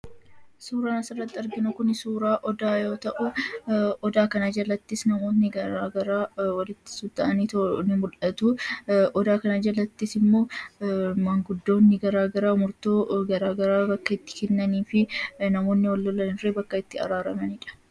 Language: Oromo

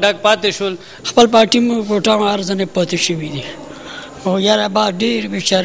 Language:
Romanian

